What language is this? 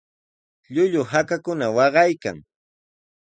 Sihuas Ancash Quechua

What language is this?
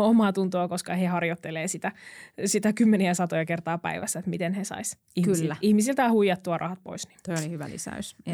Finnish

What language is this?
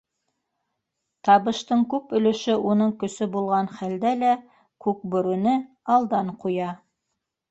Bashkir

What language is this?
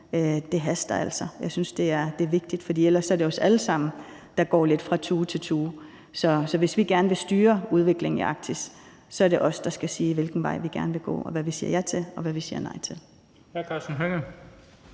Danish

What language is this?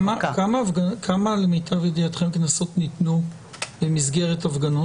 Hebrew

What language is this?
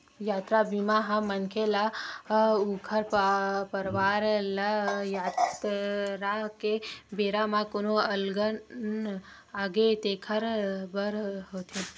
Chhattisgarhi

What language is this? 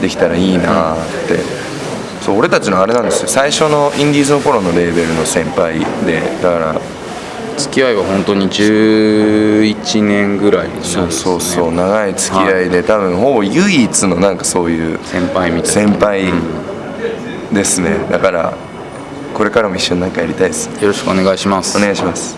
Japanese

